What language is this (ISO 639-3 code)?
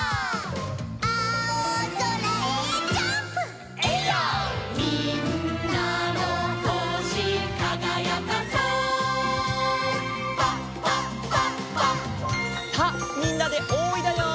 jpn